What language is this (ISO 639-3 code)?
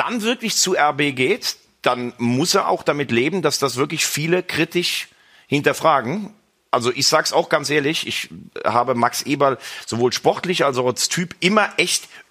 deu